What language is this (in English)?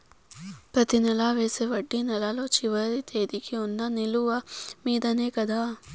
Telugu